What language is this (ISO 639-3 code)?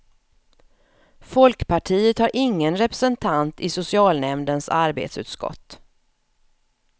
swe